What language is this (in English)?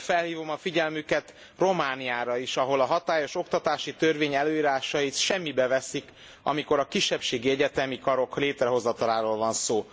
Hungarian